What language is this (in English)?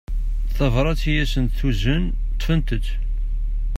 Kabyle